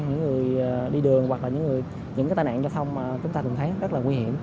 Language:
Vietnamese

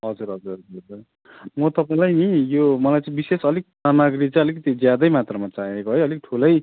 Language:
Nepali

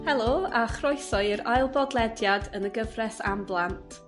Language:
Welsh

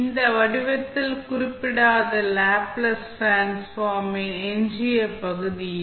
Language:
Tamil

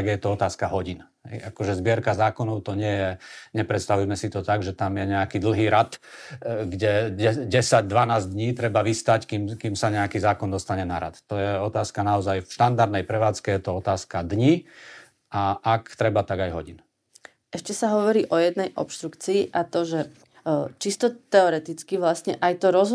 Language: Slovak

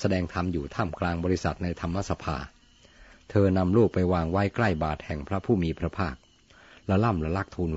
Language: Thai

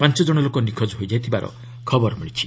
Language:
Odia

